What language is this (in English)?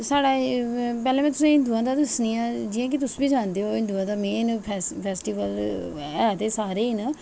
Dogri